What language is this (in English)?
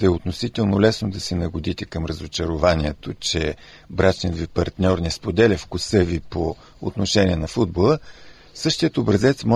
Bulgarian